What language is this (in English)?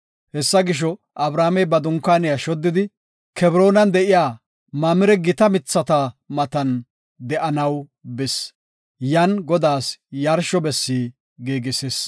Gofa